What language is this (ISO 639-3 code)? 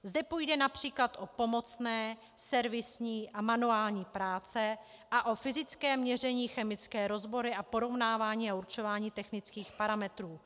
ces